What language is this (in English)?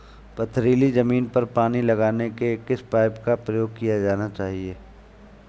Hindi